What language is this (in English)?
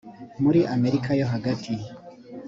Kinyarwanda